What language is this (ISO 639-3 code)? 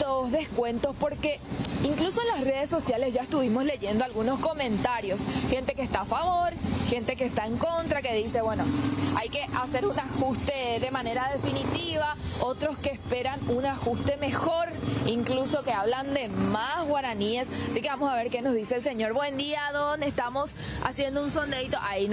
spa